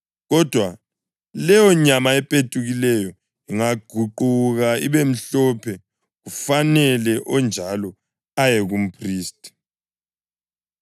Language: North Ndebele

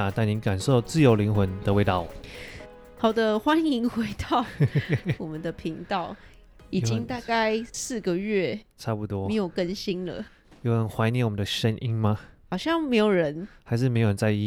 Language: Chinese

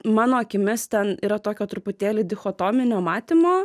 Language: Lithuanian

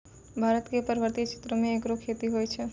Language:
Maithili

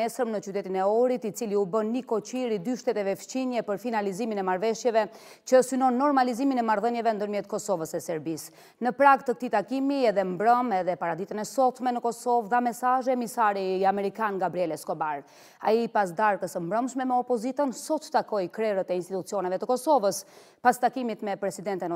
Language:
Romanian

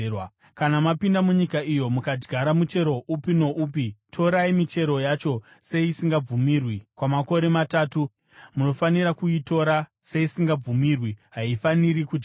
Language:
Shona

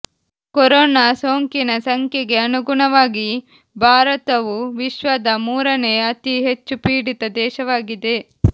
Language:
Kannada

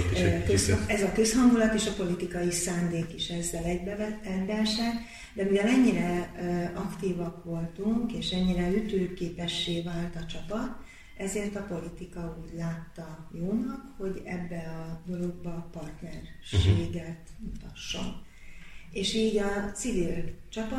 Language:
Hungarian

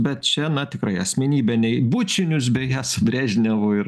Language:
Lithuanian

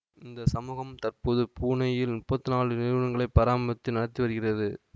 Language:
Tamil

